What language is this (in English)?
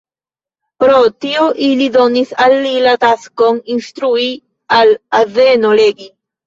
Esperanto